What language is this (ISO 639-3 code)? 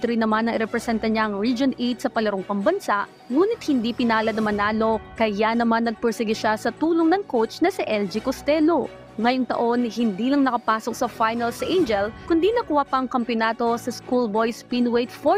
fil